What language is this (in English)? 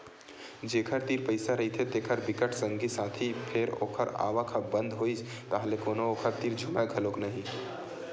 Chhattisgarhi